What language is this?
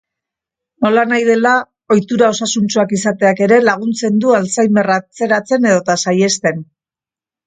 Basque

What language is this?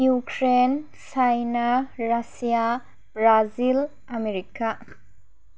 Bodo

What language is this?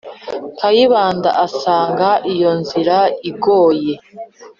Kinyarwanda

